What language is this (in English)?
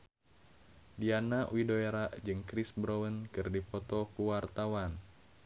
Sundanese